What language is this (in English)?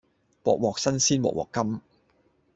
Cantonese